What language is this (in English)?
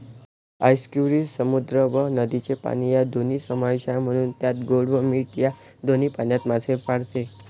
Marathi